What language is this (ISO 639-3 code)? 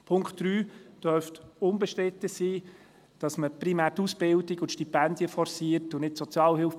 gsw